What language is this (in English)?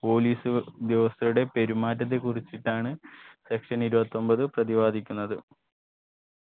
Malayalam